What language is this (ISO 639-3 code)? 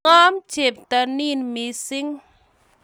kln